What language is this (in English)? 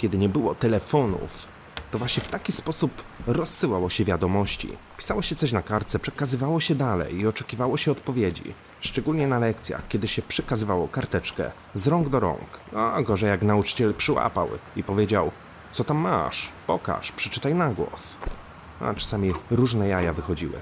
Polish